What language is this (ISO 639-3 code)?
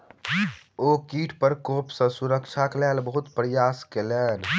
mai